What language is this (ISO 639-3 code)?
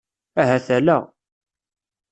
kab